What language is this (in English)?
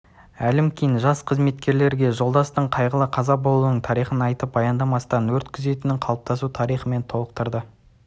Kazakh